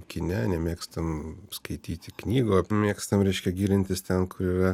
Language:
Lithuanian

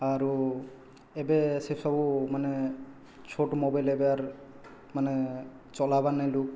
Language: Odia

